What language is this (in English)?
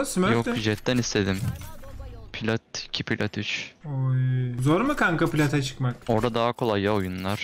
Turkish